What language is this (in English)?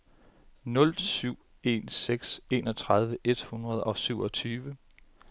Danish